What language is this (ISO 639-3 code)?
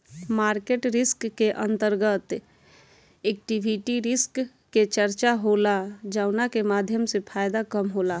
bho